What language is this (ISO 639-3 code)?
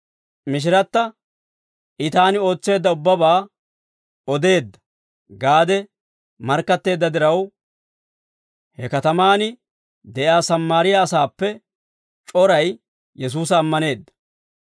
dwr